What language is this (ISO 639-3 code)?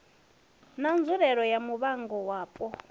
ven